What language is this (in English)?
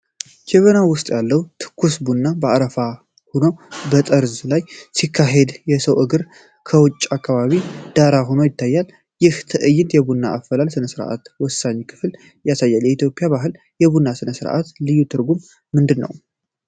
Amharic